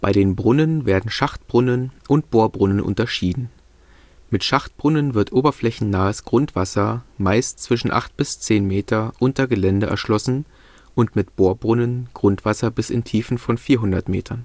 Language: German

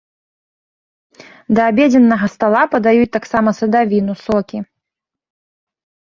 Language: Belarusian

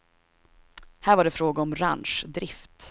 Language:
Swedish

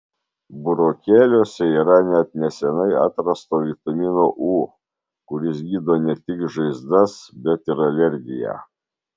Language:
Lithuanian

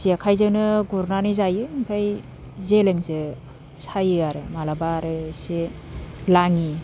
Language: Bodo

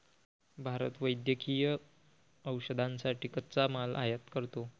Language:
Marathi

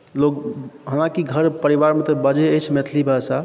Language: Maithili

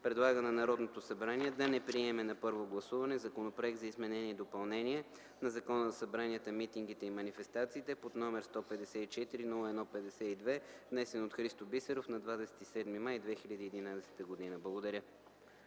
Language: Bulgarian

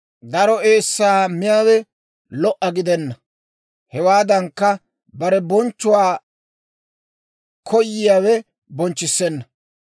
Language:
Dawro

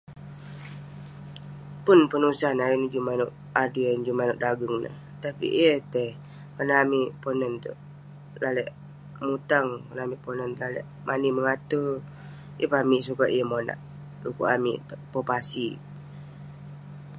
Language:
Western Penan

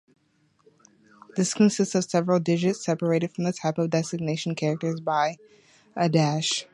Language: English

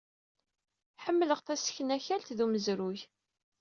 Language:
Kabyle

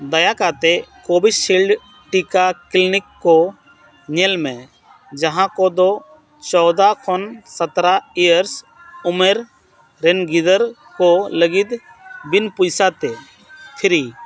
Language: Santali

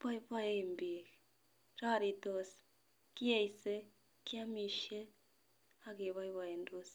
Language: Kalenjin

